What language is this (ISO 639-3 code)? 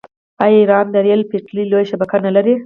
pus